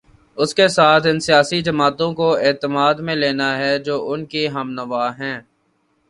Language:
Urdu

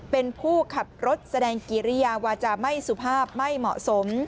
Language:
Thai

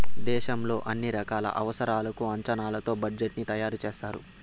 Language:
Telugu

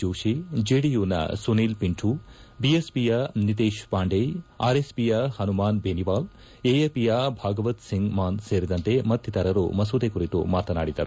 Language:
Kannada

